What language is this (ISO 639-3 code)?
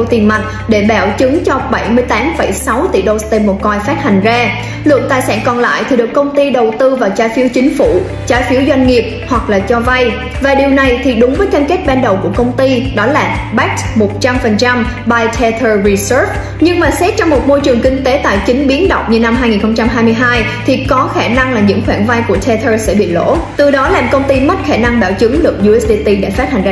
vie